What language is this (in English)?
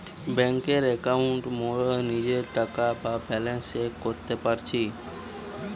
Bangla